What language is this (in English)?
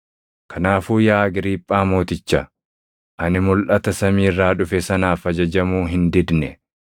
Oromo